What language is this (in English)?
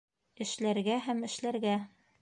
Bashkir